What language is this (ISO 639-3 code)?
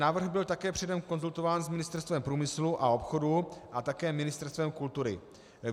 ces